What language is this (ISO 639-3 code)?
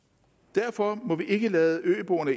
dan